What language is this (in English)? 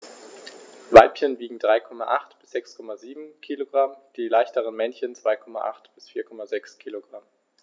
German